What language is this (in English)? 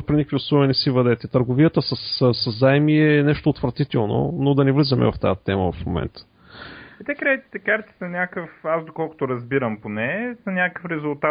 Bulgarian